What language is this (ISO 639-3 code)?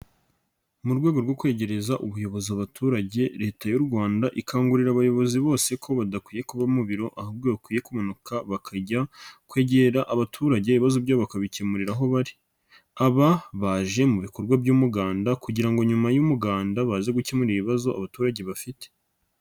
kin